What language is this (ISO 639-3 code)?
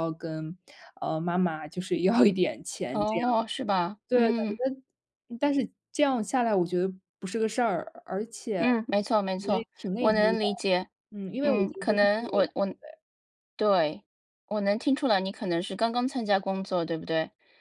zho